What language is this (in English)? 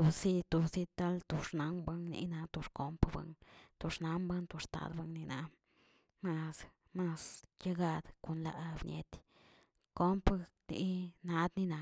Tilquiapan Zapotec